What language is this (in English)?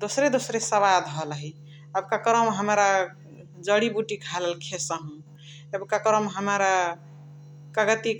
Chitwania Tharu